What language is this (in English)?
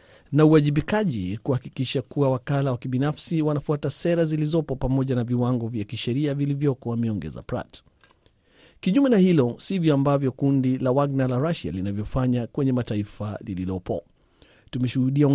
Swahili